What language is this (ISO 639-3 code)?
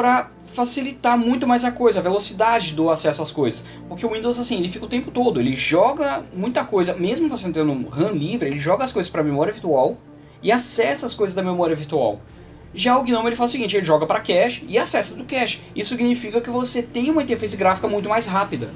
por